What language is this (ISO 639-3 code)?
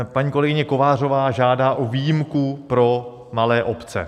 ces